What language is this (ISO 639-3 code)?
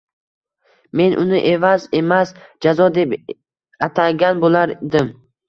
uzb